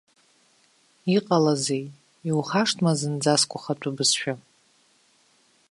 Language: Abkhazian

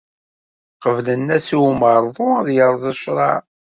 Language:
Kabyle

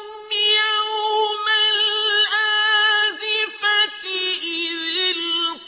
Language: Arabic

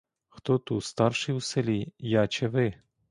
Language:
Ukrainian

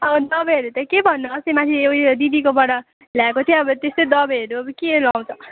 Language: Nepali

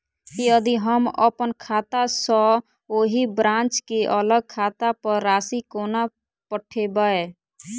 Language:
Maithili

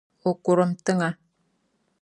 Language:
Dagbani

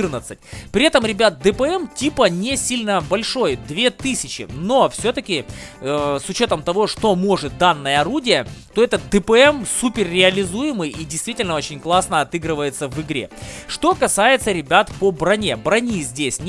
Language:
Russian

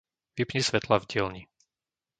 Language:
Slovak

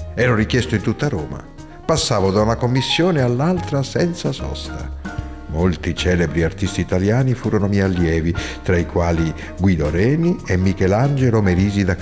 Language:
Italian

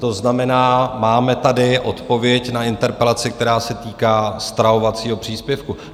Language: Czech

